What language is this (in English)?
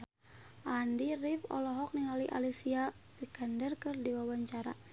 Sundanese